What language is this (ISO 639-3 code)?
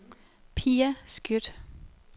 dan